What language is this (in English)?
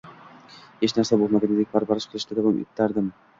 Uzbek